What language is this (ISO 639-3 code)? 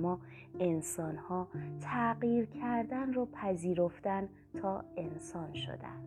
fas